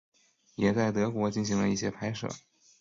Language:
Chinese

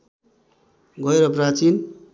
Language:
Nepali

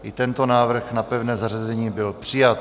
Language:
Czech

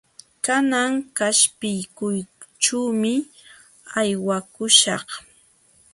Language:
Jauja Wanca Quechua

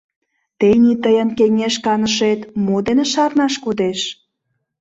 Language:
Mari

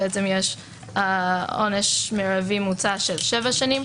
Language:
Hebrew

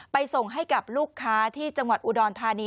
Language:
Thai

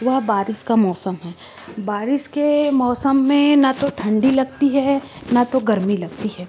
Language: Hindi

